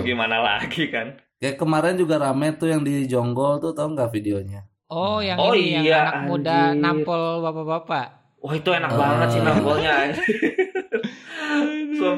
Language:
Indonesian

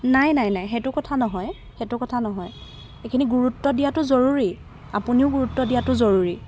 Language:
Assamese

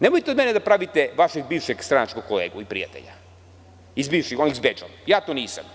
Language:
Serbian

